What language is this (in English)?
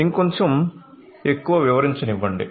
Telugu